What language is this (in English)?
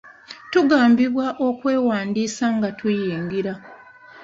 Ganda